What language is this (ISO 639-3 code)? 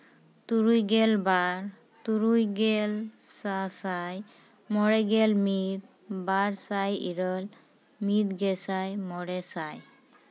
sat